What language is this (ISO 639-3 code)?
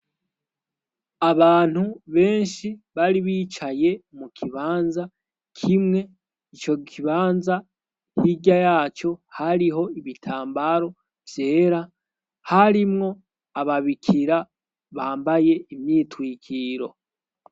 run